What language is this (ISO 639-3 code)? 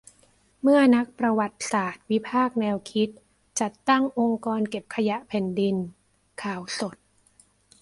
tha